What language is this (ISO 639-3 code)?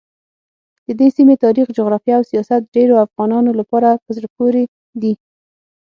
pus